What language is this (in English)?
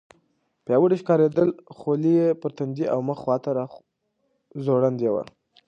Pashto